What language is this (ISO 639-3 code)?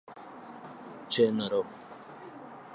luo